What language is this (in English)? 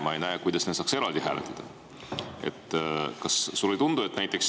Estonian